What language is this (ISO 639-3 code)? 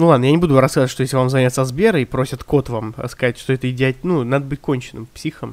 rus